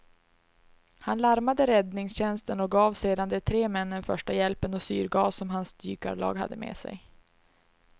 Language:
Swedish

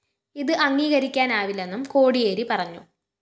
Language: Malayalam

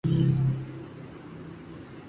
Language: Urdu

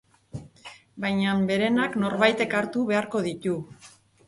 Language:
Basque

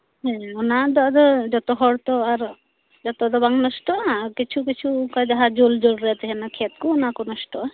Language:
Santali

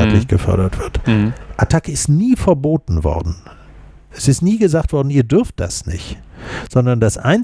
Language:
German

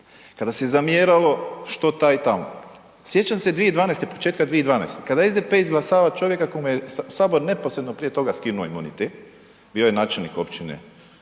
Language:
Croatian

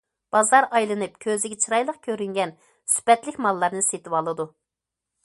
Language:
Uyghur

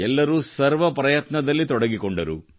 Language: Kannada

